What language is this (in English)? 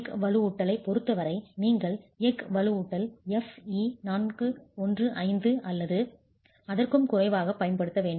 Tamil